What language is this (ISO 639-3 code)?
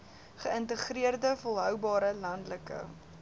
afr